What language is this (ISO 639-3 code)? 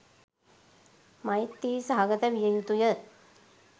sin